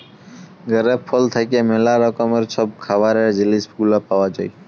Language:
Bangla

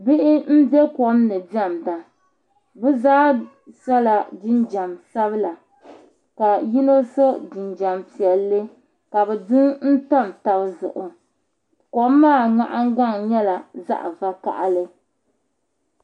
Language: Dagbani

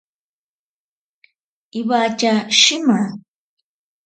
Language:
Ashéninka Perené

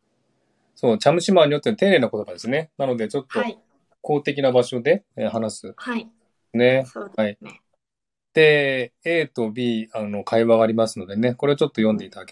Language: Japanese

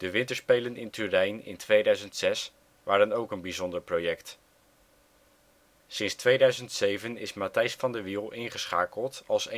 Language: Dutch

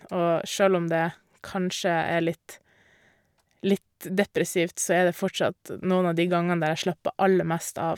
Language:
Norwegian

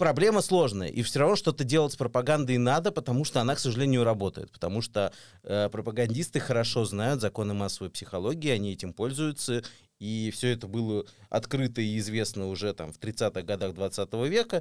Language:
Russian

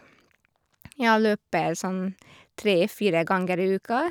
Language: Norwegian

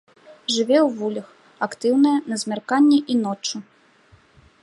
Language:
Belarusian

